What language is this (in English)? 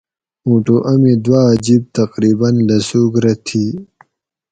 Gawri